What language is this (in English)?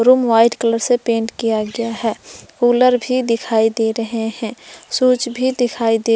Hindi